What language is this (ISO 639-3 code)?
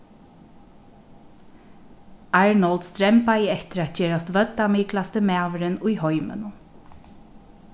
fao